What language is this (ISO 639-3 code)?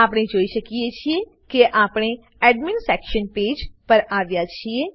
guj